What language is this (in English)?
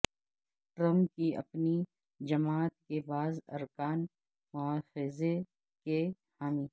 Urdu